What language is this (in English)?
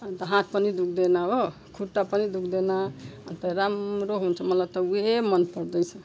Nepali